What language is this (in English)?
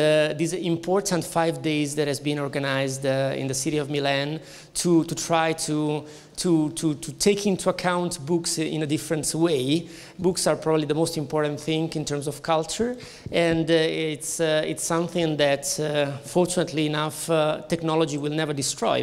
English